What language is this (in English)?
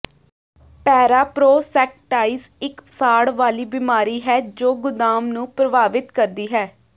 Punjabi